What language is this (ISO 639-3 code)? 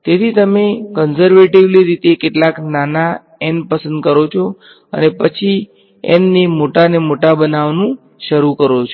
guj